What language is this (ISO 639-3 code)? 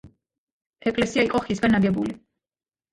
kat